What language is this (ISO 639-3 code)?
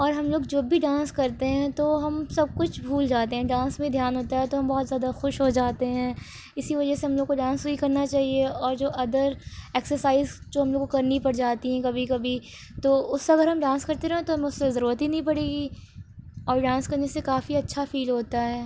urd